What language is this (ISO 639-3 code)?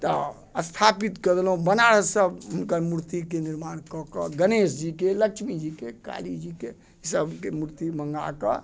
mai